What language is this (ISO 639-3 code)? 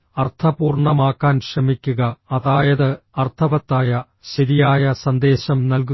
mal